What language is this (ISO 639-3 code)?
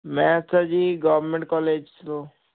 pan